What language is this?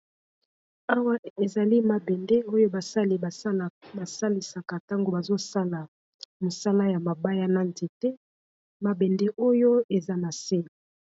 Lingala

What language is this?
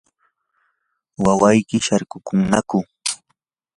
Yanahuanca Pasco Quechua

